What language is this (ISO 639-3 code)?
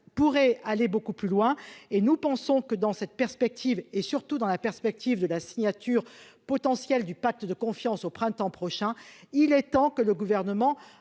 fra